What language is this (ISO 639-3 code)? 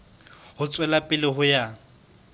sot